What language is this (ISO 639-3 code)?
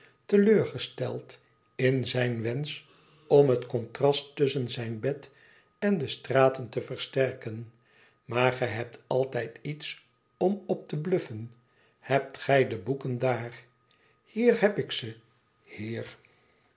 nld